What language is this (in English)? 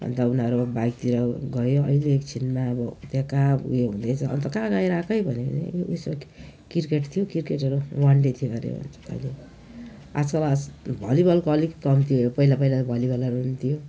Nepali